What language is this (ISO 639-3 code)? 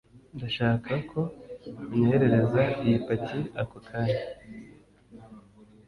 kin